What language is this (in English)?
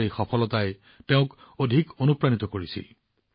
Assamese